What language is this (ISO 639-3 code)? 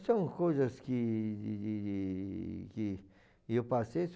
por